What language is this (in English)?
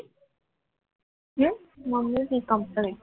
Gujarati